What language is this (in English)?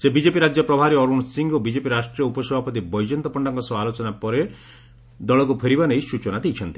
Odia